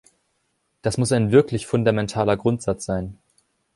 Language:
German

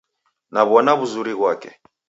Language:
Taita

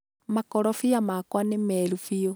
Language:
Kikuyu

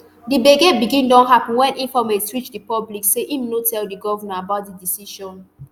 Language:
Nigerian Pidgin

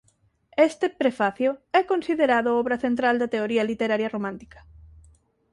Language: Galician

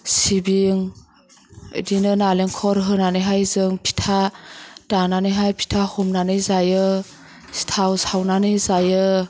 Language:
Bodo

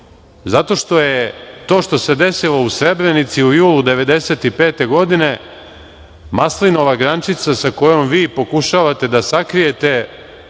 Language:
Serbian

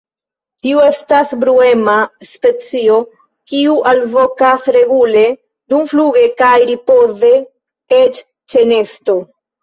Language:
Esperanto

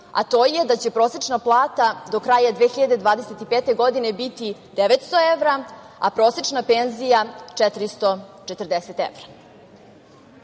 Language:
Serbian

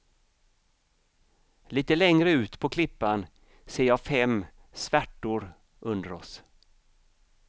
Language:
Swedish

